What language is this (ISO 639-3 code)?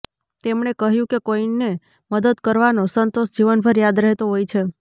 guj